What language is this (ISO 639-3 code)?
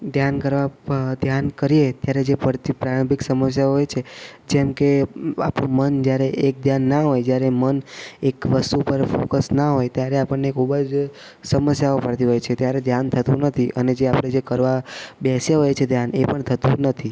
guj